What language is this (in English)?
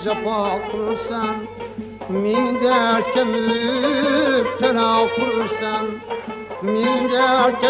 Uzbek